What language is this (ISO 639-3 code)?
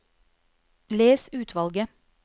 nor